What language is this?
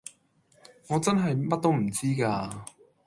Cantonese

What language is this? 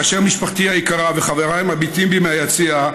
Hebrew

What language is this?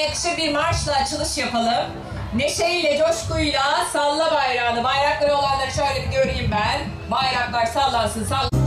Turkish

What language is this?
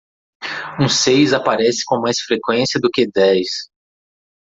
Portuguese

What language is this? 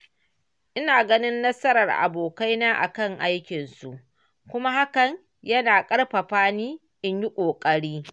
Hausa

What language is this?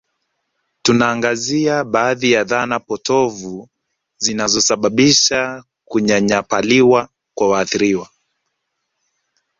Swahili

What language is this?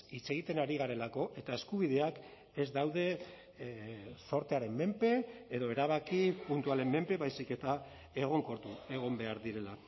Basque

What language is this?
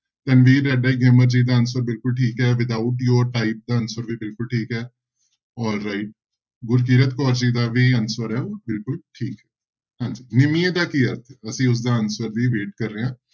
Punjabi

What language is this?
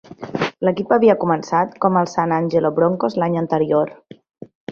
Catalan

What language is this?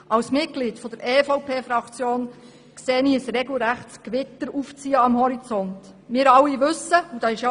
Swiss German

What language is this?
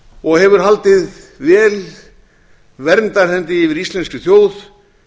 Icelandic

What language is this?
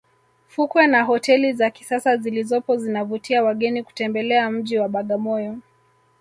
Swahili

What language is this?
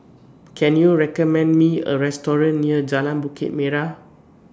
English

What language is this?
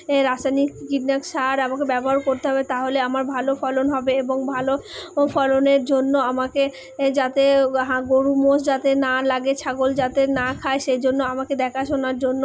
Bangla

